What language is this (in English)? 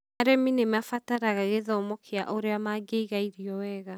Kikuyu